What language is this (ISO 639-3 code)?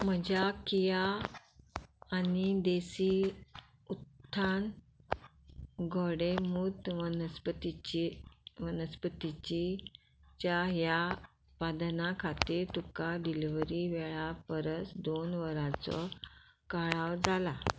kok